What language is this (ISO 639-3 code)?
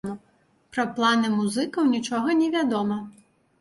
bel